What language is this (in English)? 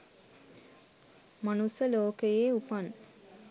Sinhala